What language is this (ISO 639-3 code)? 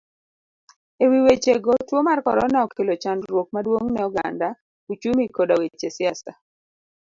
luo